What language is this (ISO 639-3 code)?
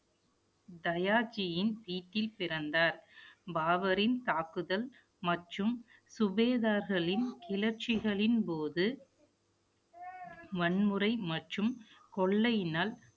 tam